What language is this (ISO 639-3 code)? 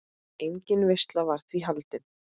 isl